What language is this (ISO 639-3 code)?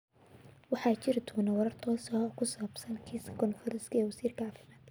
som